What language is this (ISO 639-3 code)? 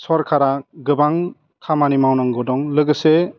brx